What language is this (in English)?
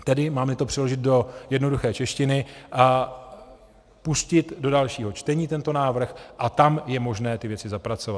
Czech